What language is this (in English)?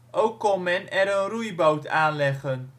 Dutch